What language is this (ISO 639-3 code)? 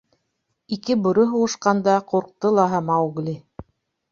bak